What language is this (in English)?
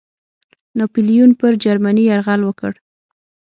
Pashto